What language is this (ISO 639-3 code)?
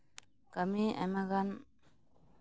sat